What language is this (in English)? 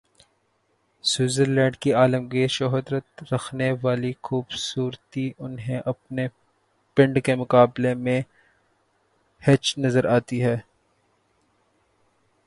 Urdu